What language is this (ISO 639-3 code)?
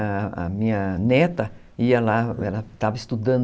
por